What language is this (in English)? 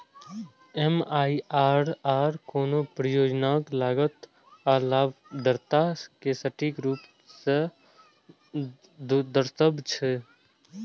Maithili